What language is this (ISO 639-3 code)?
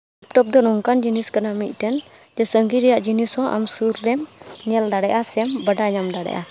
sat